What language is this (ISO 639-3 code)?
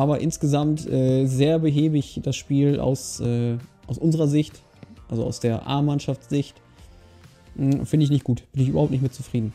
deu